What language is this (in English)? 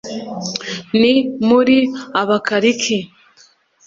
Kinyarwanda